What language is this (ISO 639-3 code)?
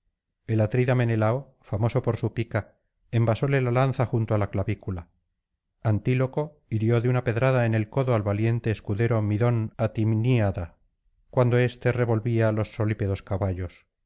spa